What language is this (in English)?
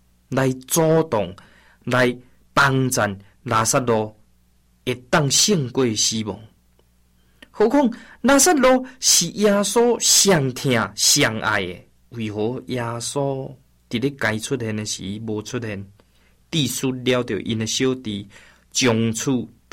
Chinese